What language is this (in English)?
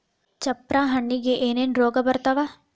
Kannada